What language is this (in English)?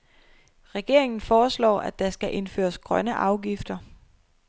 Danish